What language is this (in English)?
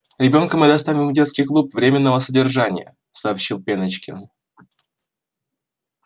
Russian